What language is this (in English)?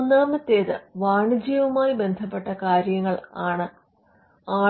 Malayalam